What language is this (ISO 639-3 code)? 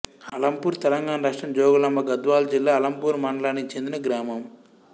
tel